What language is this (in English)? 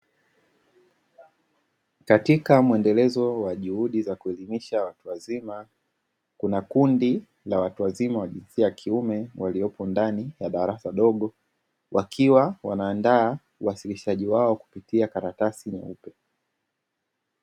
Swahili